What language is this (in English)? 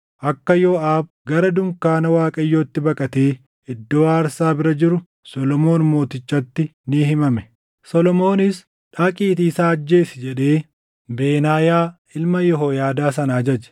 Oromo